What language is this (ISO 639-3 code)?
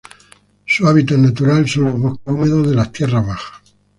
spa